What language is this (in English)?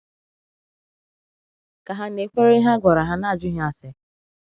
Igbo